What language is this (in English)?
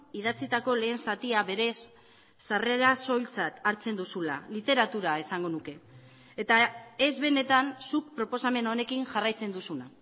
Basque